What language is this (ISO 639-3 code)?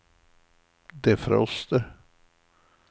swe